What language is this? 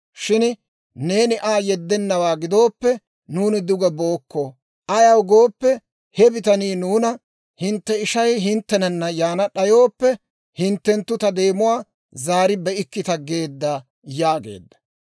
Dawro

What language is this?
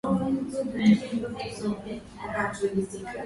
Swahili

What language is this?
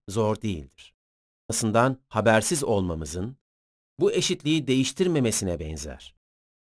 Turkish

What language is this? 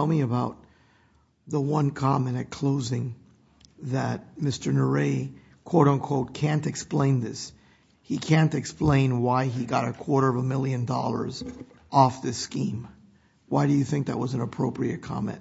English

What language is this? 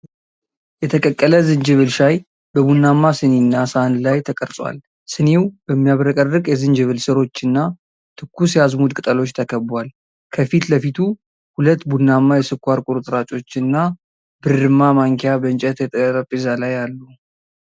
Amharic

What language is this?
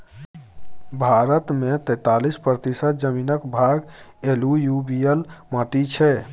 Maithili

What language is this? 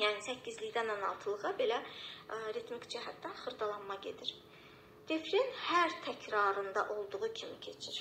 Turkish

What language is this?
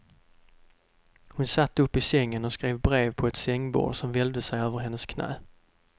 Swedish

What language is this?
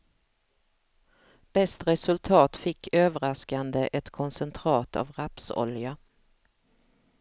Swedish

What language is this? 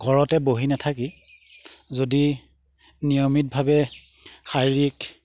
Assamese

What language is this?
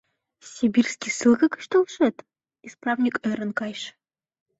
Mari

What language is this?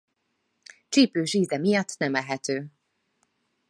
Hungarian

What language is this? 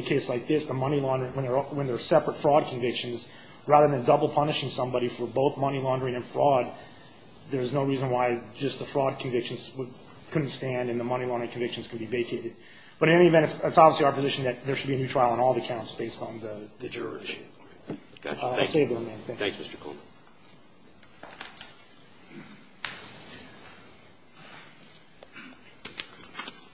English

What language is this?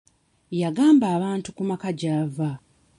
Ganda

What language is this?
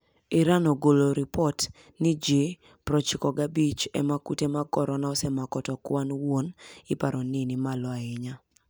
Luo (Kenya and Tanzania)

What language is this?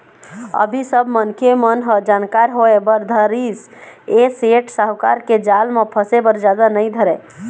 Chhattisgarhi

